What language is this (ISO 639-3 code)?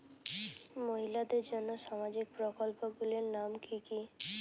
ben